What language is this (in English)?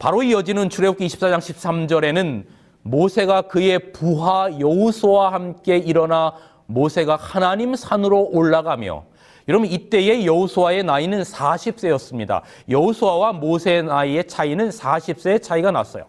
Korean